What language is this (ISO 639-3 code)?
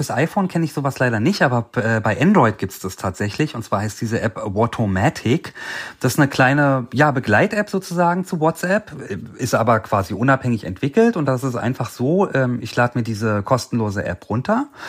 deu